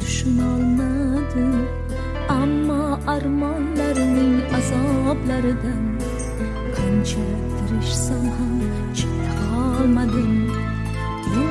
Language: Turkish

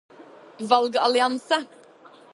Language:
Norwegian Bokmål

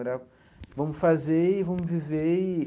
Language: Portuguese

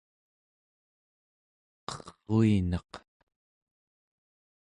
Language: Central Yupik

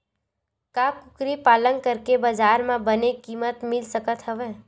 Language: Chhattisgarhi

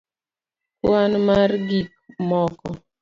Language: Luo (Kenya and Tanzania)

